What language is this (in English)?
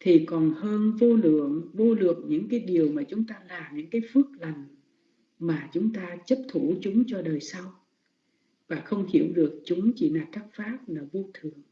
Vietnamese